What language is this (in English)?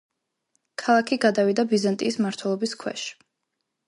Georgian